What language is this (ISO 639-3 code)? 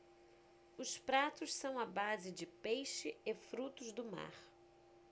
por